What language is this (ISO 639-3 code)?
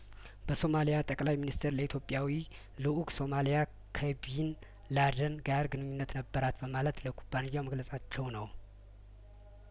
amh